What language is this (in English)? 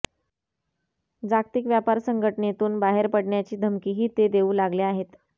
Marathi